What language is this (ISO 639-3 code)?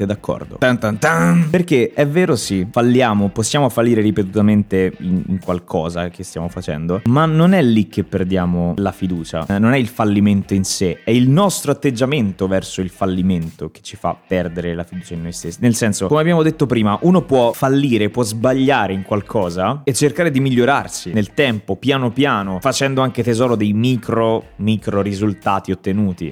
ita